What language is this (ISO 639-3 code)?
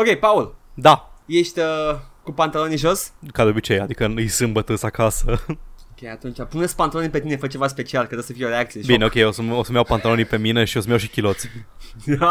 ron